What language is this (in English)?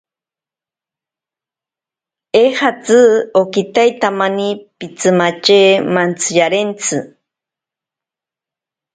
Ashéninka Perené